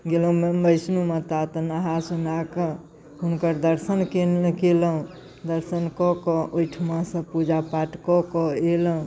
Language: Maithili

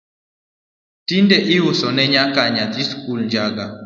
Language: Luo (Kenya and Tanzania)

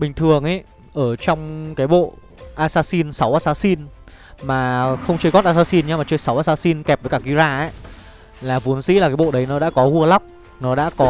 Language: Vietnamese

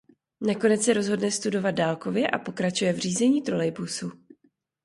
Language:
Czech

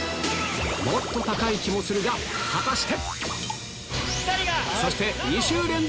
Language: Japanese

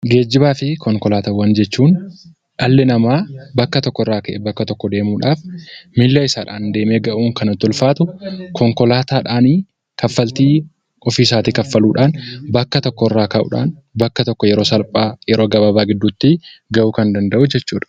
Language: Oromo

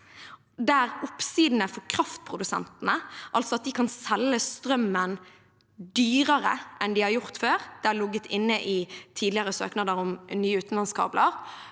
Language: Norwegian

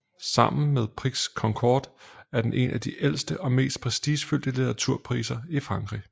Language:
Danish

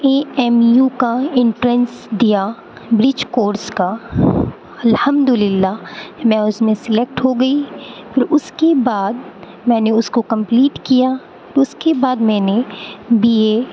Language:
Urdu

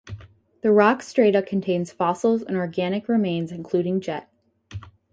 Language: English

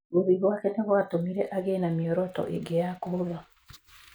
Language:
Kikuyu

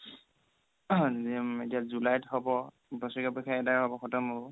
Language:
Assamese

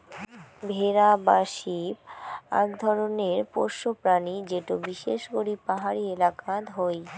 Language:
Bangla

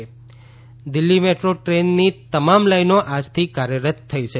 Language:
Gujarati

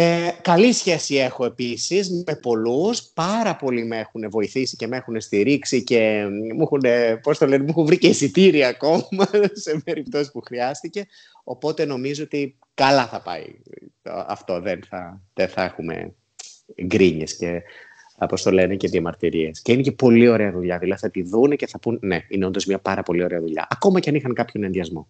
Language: Greek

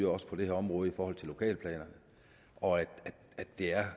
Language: Danish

